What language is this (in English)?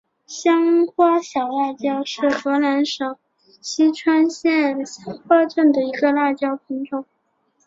Chinese